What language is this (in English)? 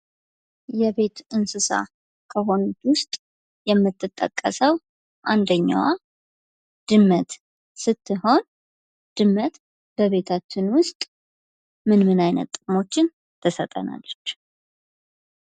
Amharic